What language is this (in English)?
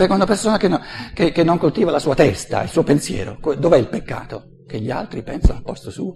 Italian